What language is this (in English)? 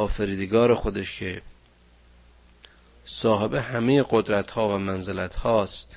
Persian